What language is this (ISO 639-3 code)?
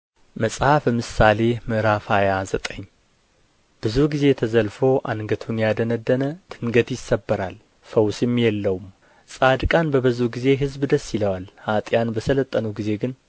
amh